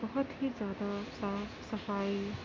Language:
Urdu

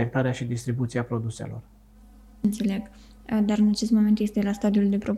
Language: Romanian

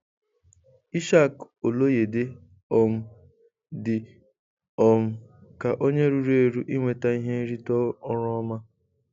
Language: Igbo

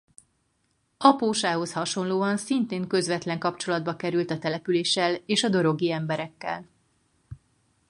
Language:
Hungarian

